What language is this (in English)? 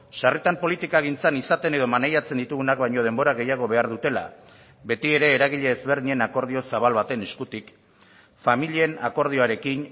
Basque